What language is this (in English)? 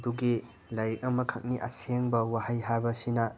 Manipuri